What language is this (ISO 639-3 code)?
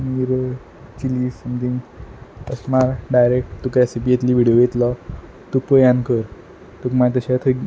kok